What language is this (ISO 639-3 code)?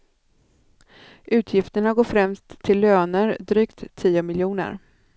swe